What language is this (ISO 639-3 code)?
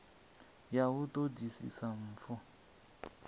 ven